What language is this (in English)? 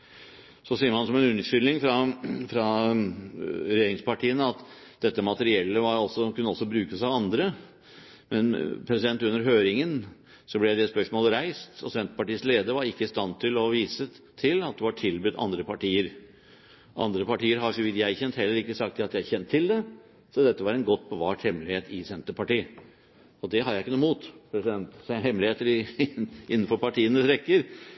Norwegian Bokmål